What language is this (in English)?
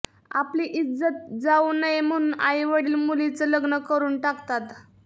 Marathi